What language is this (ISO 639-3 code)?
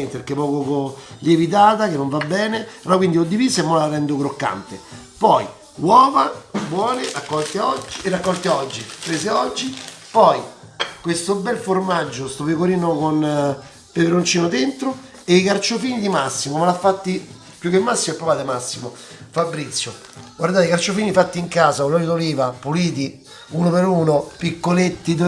ita